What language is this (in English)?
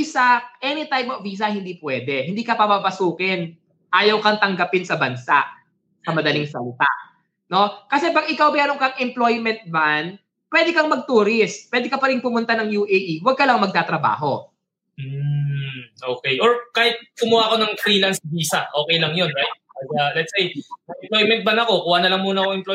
Filipino